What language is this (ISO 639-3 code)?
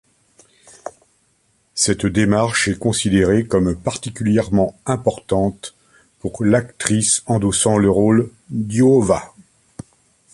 fra